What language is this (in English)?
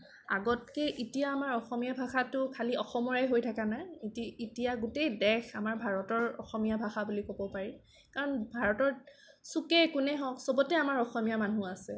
Assamese